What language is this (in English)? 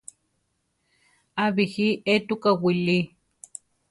Central Tarahumara